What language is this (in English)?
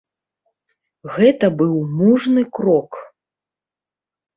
Belarusian